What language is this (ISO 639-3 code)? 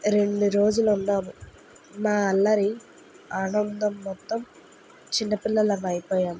tel